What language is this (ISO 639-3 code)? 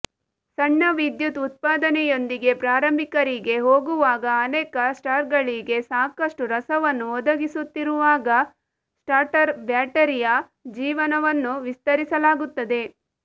kan